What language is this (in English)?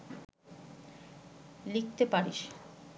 Bangla